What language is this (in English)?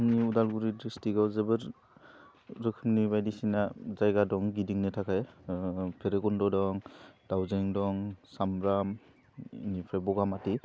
Bodo